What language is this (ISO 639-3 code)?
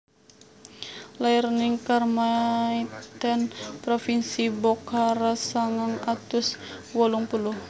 jav